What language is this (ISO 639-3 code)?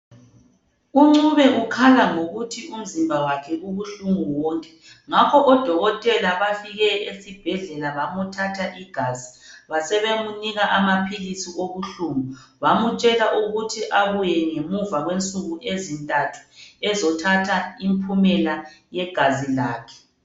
nde